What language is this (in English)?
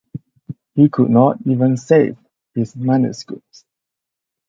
English